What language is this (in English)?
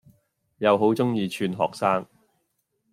Cantonese